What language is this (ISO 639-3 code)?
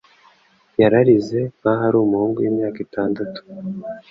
kin